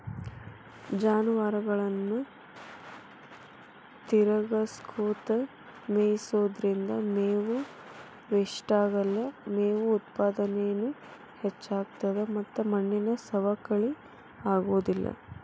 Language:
Kannada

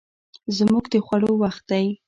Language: Pashto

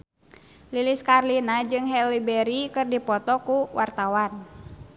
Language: Sundanese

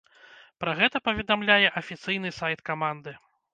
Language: Belarusian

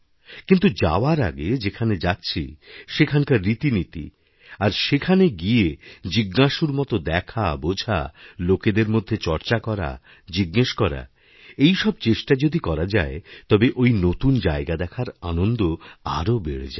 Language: Bangla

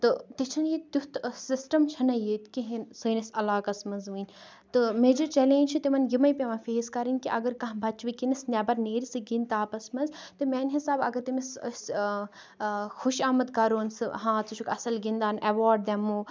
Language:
Kashmiri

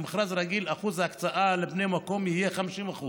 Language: Hebrew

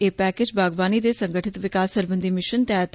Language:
Dogri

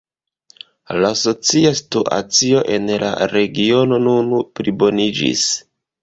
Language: Esperanto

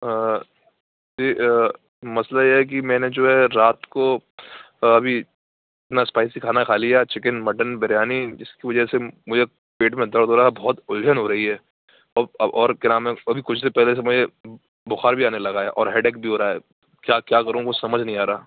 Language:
Urdu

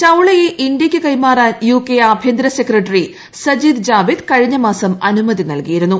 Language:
Malayalam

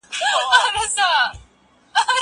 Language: Pashto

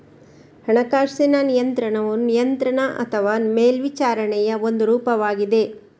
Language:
Kannada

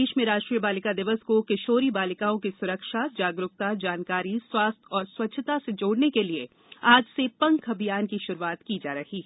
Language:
Hindi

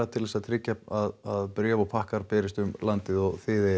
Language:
Icelandic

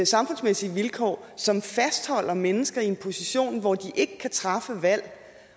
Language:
Danish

